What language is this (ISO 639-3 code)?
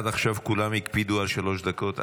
heb